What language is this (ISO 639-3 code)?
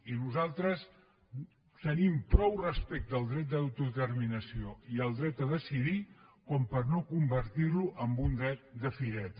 cat